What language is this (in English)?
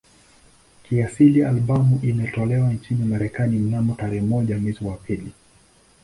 Swahili